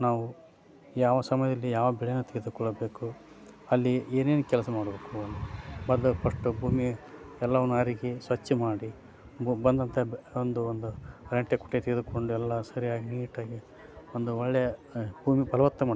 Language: Kannada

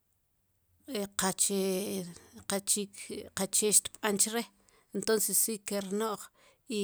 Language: Sipacapense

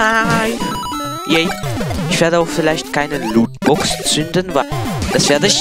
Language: German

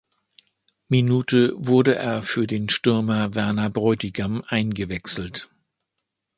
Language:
German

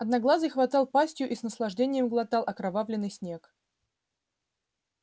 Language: Russian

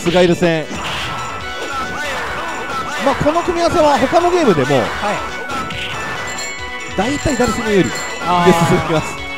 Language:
Japanese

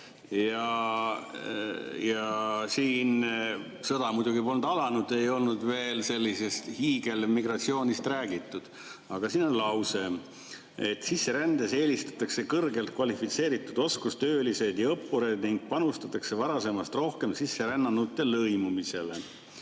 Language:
Estonian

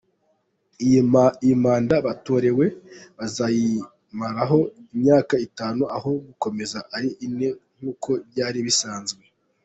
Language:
Kinyarwanda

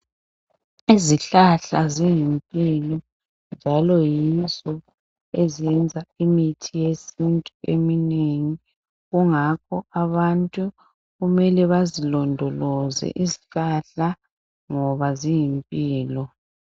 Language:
North Ndebele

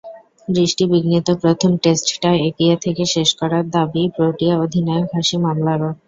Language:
Bangla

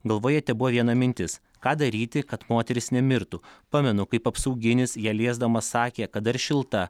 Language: Lithuanian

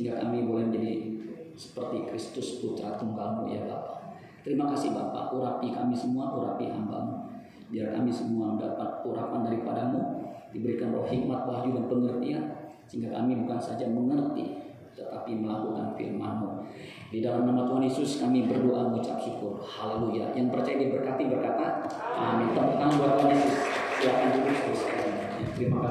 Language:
Indonesian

